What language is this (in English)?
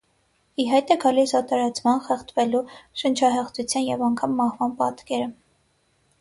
Armenian